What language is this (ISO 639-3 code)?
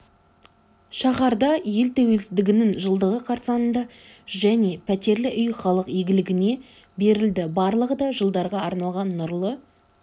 kaz